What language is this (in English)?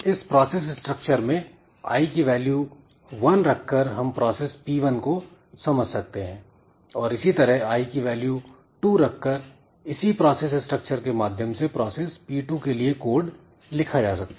Hindi